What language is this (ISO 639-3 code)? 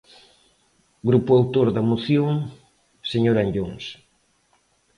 glg